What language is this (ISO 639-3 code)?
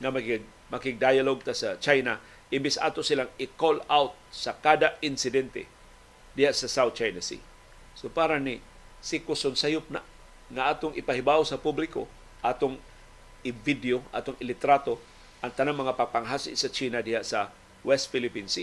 fil